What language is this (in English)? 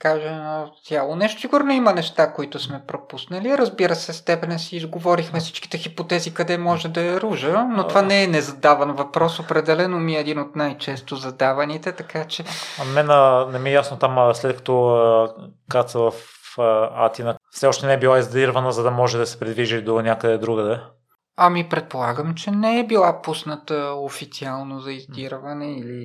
Bulgarian